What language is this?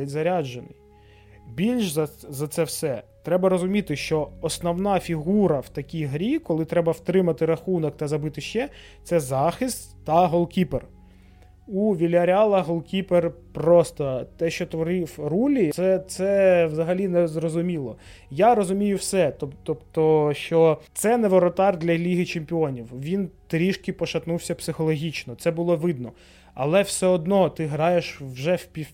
Ukrainian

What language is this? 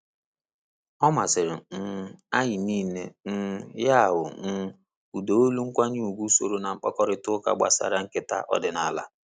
Igbo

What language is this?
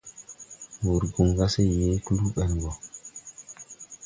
Tupuri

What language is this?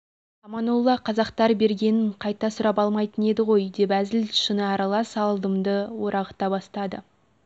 Kazakh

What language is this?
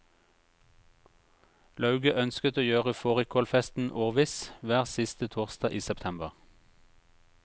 Norwegian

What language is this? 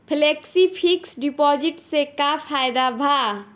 Bhojpuri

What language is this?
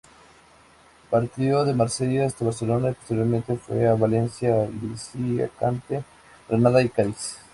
Spanish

